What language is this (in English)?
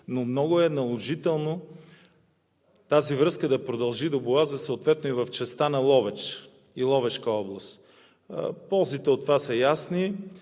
Bulgarian